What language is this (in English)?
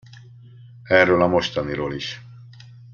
Hungarian